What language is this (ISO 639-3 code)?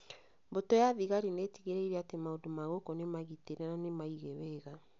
kik